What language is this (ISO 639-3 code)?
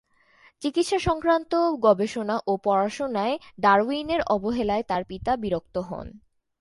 ben